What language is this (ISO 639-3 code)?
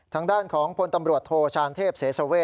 tha